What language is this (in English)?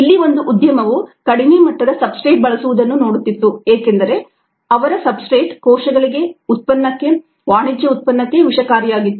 Kannada